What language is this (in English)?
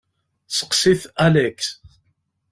Kabyle